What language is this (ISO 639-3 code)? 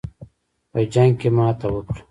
pus